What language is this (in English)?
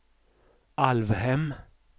Swedish